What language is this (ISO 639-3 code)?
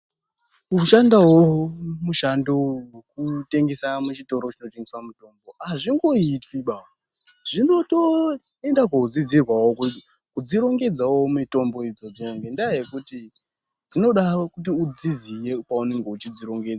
ndc